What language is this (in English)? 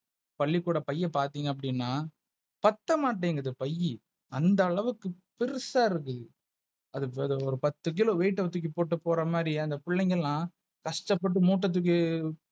Tamil